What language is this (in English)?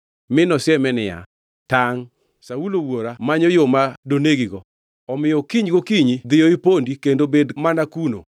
Luo (Kenya and Tanzania)